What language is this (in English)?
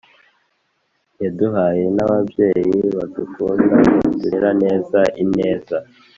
Kinyarwanda